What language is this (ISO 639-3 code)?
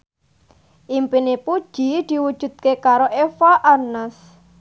jav